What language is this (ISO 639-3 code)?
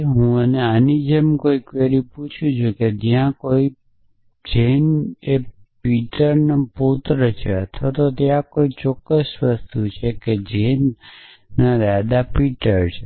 guj